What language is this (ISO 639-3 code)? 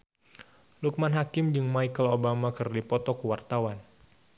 sun